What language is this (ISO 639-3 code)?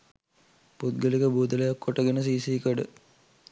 sin